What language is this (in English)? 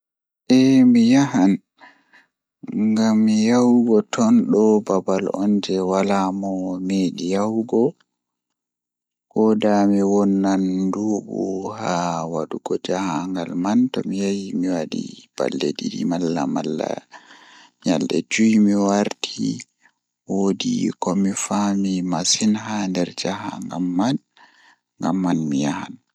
Fula